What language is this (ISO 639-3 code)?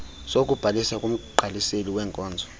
xho